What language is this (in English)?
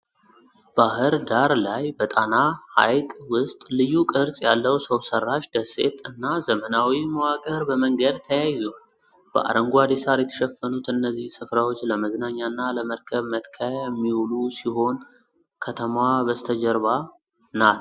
Amharic